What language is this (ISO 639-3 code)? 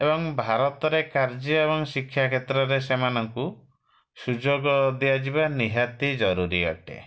ori